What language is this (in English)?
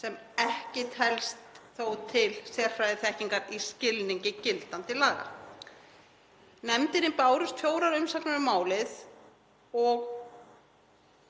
Icelandic